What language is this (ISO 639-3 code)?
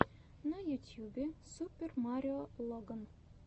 rus